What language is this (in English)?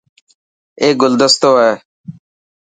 Dhatki